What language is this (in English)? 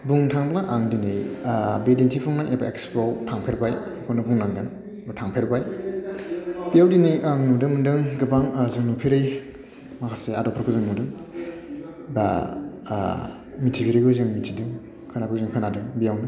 Bodo